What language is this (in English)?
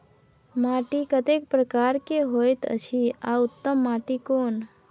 Maithili